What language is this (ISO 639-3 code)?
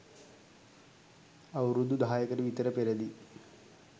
sin